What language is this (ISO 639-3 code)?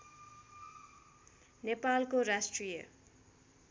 nep